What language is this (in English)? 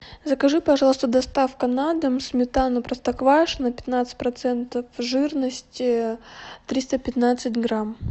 Russian